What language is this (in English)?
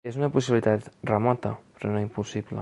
Catalan